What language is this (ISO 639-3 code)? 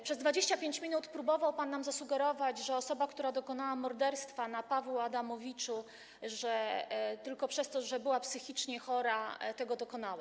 pol